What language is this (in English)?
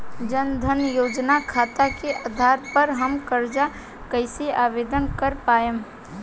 Bhojpuri